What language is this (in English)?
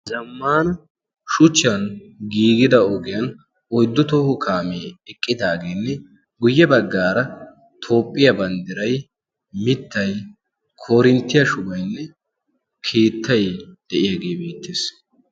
Wolaytta